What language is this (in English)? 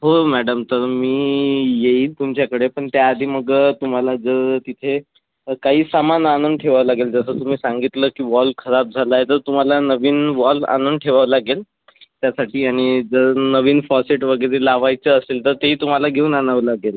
Marathi